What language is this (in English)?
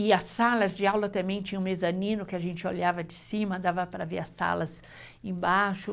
Portuguese